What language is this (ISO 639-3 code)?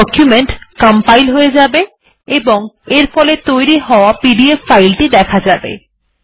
ben